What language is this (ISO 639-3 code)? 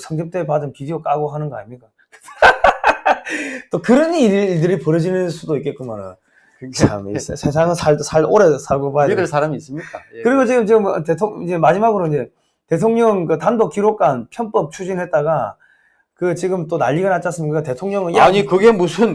kor